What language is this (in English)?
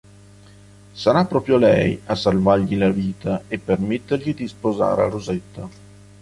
Italian